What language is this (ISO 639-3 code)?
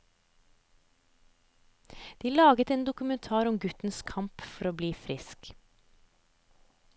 nor